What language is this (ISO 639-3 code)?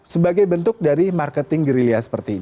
ind